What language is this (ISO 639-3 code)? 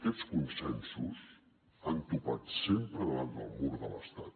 cat